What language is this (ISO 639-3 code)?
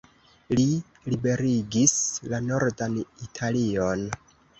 epo